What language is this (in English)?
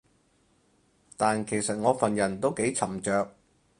Cantonese